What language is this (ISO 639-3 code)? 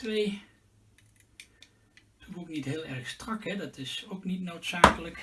nld